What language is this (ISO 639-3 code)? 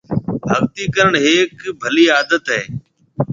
mve